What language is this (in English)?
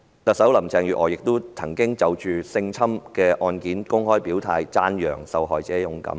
Cantonese